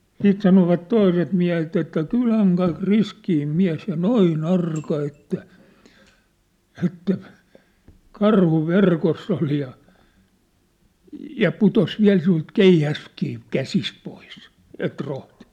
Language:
Finnish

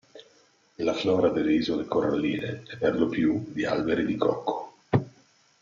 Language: Italian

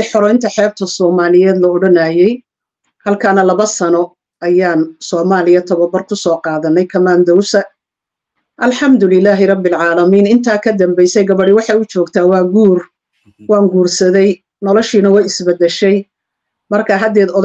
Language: Arabic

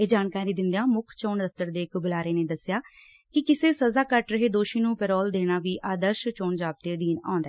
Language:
Punjabi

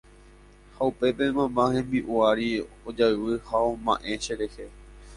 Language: Guarani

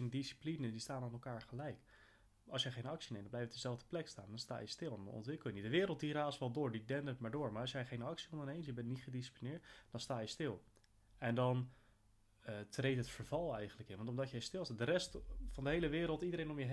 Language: Dutch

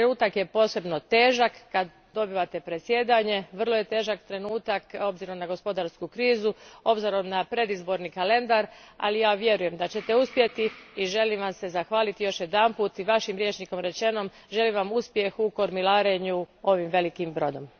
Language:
Croatian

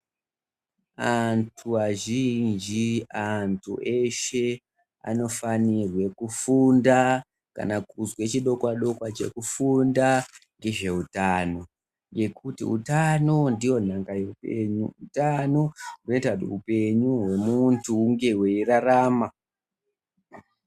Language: Ndau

